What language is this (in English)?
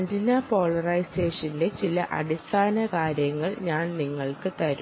Malayalam